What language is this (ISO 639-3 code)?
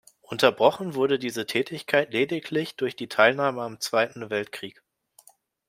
deu